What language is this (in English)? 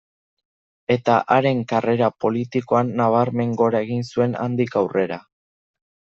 Basque